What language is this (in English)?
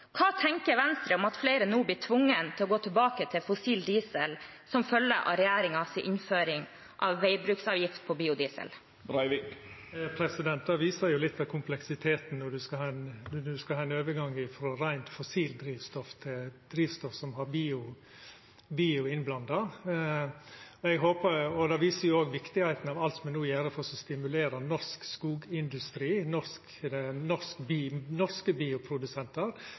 Norwegian